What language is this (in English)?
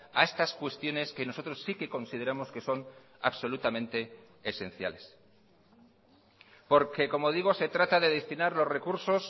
Spanish